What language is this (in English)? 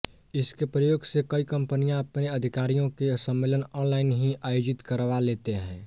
Hindi